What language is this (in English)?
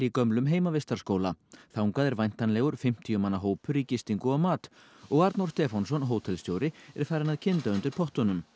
Icelandic